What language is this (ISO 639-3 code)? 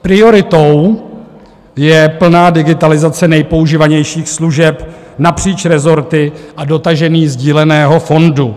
ces